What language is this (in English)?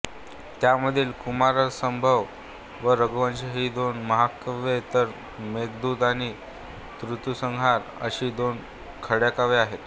Marathi